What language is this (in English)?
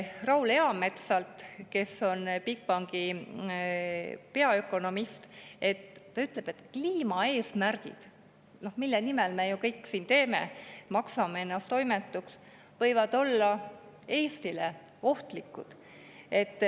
Estonian